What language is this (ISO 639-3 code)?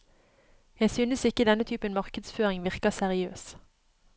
nor